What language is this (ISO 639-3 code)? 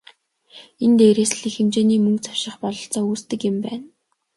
mon